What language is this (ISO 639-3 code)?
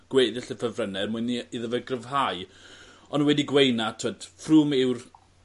cym